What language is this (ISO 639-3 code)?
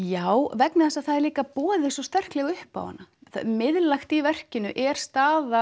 isl